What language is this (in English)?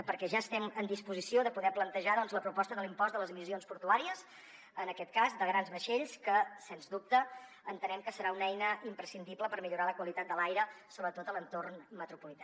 Catalan